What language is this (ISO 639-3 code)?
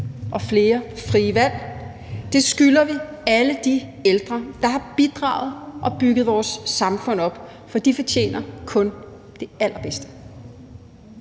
dan